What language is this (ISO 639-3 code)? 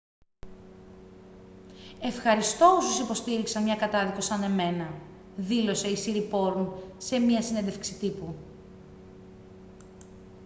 ell